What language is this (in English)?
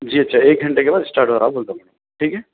Urdu